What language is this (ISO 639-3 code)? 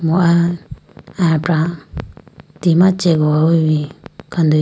clk